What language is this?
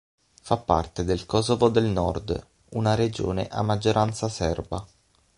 Italian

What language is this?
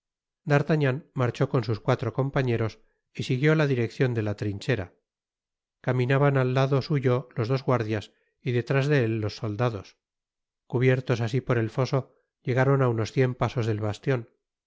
Spanish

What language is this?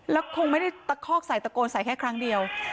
Thai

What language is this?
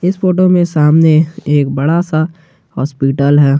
Hindi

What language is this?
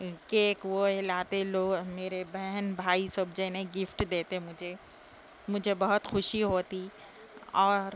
Urdu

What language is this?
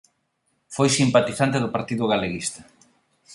Galician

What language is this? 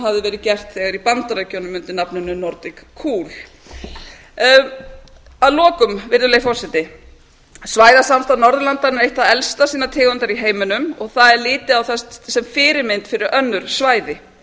Icelandic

